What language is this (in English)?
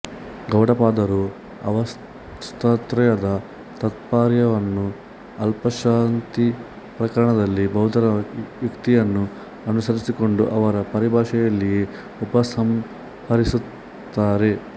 Kannada